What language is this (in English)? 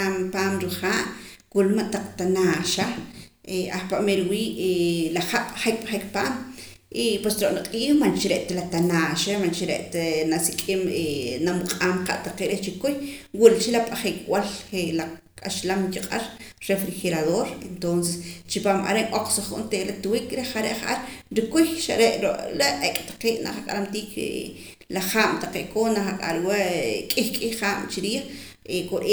Poqomam